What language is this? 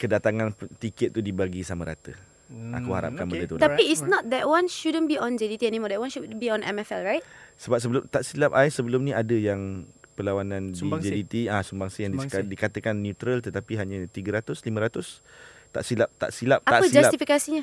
Malay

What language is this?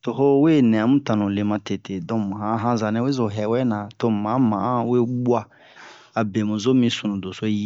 Bomu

